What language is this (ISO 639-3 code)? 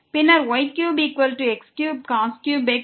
tam